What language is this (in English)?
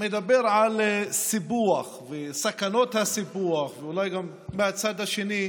Hebrew